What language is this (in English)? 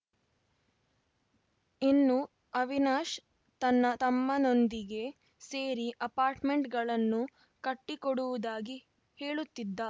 Kannada